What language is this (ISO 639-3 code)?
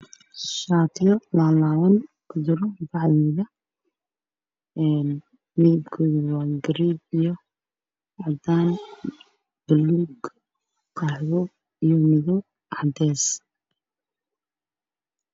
som